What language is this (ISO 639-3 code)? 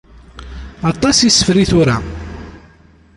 kab